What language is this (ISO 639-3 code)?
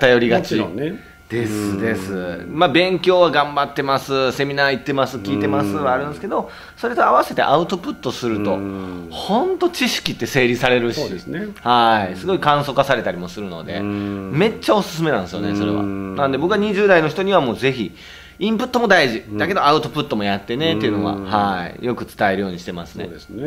jpn